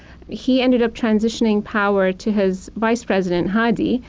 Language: English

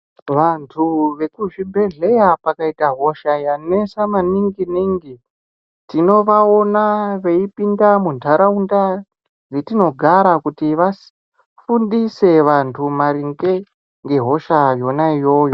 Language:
Ndau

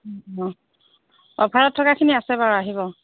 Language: Assamese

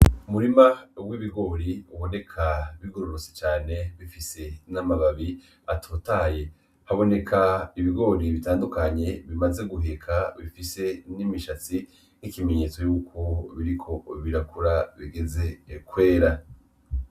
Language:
Rundi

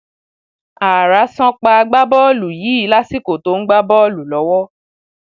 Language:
Yoruba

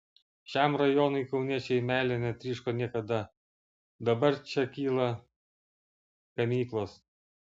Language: Lithuanian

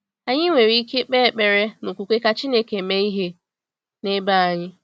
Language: Igbo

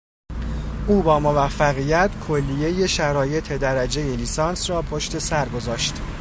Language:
Persian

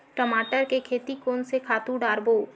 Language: Chhattisgarhi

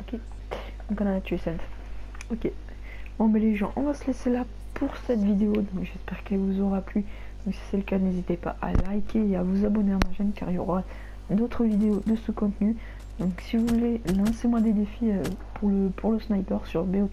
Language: French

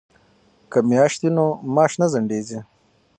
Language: Pashto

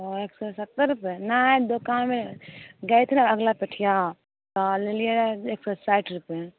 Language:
Maithili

